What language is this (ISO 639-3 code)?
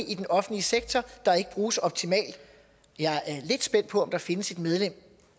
dan